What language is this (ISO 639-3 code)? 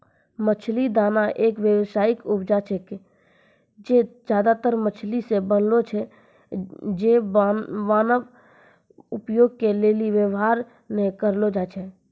mai